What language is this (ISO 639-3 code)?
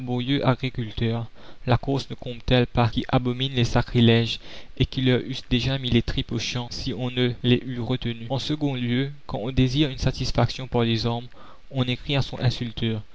fra